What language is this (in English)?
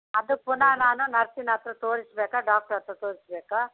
Kannada